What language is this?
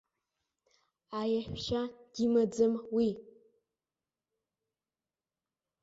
Abkhazian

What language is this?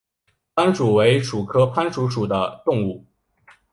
Chinese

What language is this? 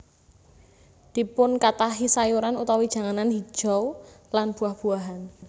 Javanese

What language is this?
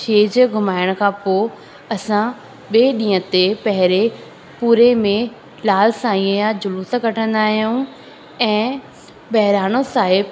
Sindhi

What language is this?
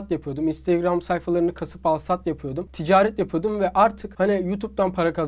Turkish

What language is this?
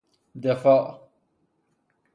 Persian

